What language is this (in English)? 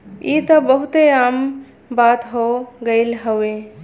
Bhojpuri